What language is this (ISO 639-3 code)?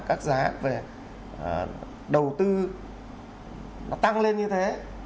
vie